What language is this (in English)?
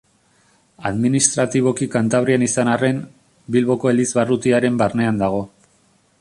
Basque